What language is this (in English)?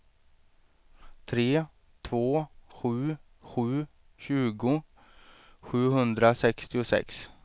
Swedish